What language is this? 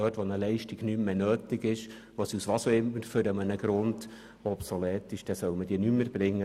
Swiss German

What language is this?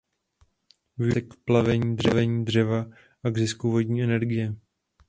Czech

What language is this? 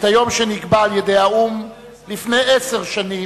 Hebrew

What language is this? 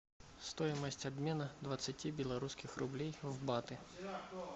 Russian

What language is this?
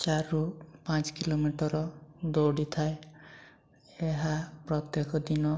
Odia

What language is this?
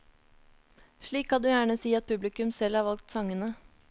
Norwegian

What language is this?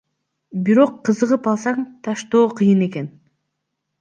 Kyrgyz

